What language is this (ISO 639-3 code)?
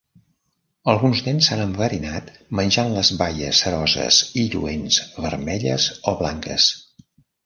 cat